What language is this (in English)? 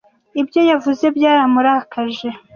Kinyarwanda